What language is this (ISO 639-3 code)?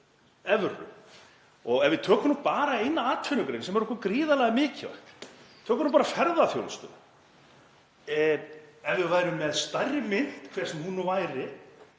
isl